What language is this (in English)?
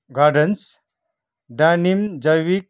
Nepali